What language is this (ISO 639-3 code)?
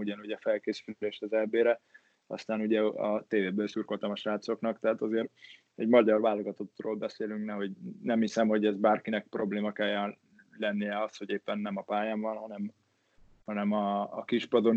hun